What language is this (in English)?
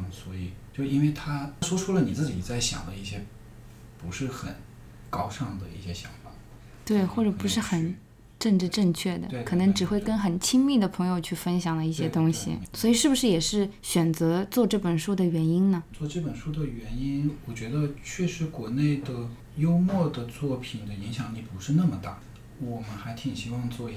Chinese